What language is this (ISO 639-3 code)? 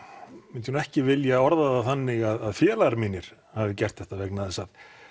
isl